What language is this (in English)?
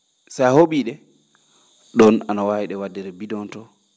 Fula